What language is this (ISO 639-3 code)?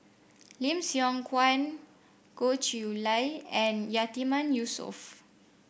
eng